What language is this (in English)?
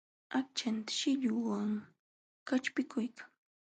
Jauja Wanca Quechua